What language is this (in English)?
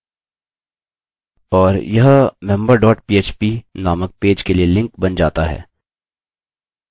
Hindi